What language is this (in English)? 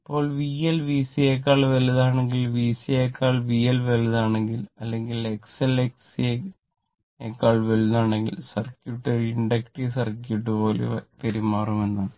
Malayalam